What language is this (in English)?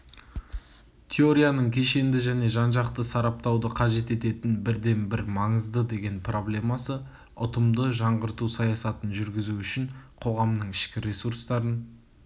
Kazakh